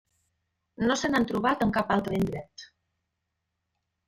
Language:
Catalan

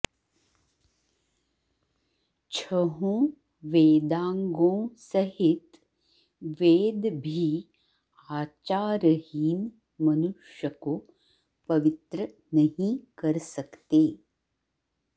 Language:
Sanskrit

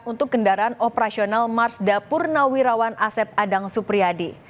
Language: Indonesian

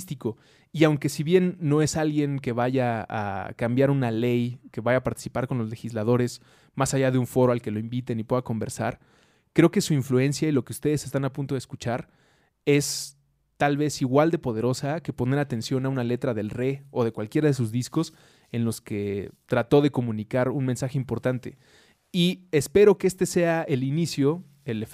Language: Spanish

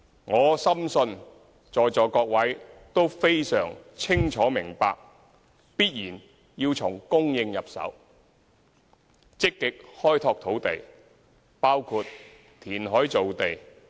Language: Cantonese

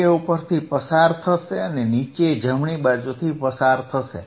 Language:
Gujarati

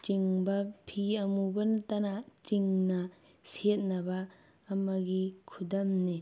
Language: Manipuri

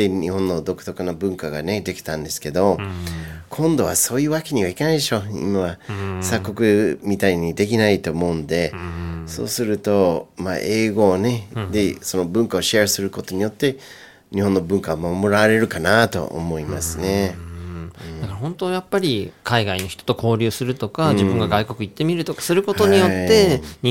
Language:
Japanese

